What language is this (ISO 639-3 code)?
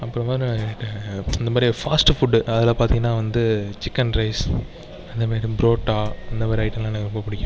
tam